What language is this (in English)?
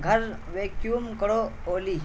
Urdu